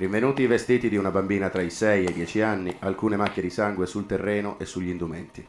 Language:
Italian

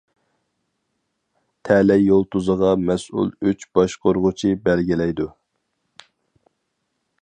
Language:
Uyghur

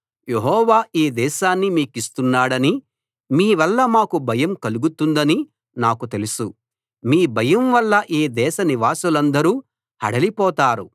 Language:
Telugu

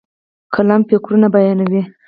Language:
Pashto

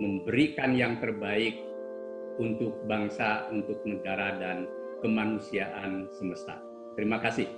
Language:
Indonesian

